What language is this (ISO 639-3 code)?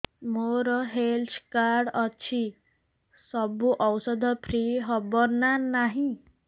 ori